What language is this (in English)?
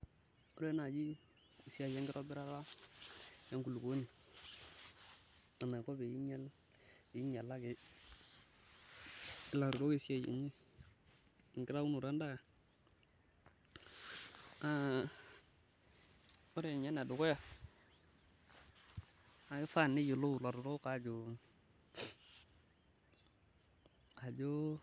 Masai